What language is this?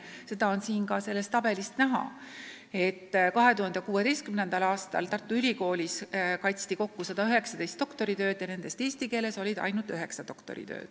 Estonian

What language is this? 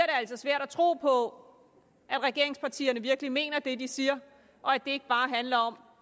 Danish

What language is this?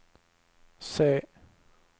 Swedish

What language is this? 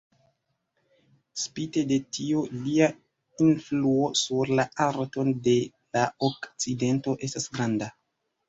Esperanto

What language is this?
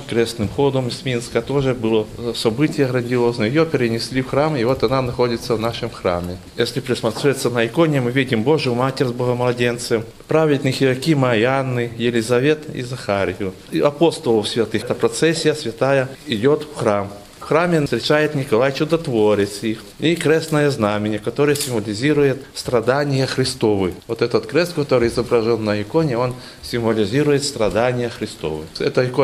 Russian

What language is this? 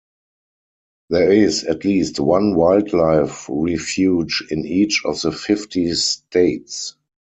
English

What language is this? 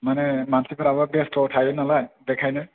Bodo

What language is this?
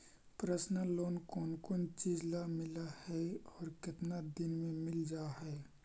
Magahi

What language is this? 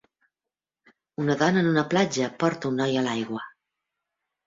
Catalan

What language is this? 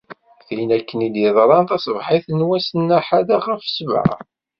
Kabyle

